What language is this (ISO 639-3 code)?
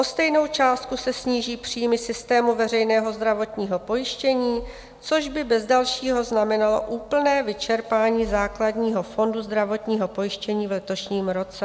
ces